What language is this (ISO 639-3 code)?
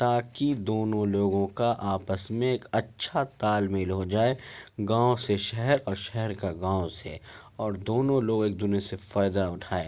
urd